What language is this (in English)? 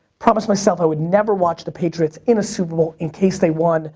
English